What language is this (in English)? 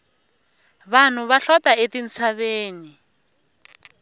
Tsonga